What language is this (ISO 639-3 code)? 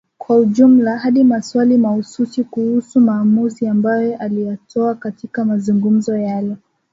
swa